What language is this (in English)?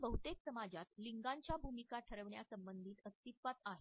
Marathi